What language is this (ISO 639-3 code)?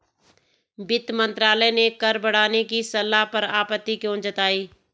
hin